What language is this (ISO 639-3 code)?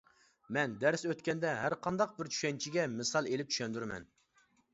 uig